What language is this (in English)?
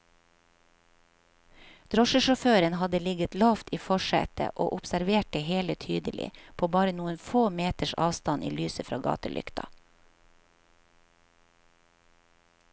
Norwegian